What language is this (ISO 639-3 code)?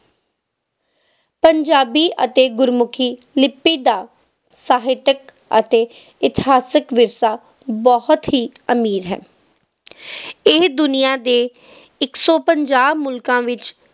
pan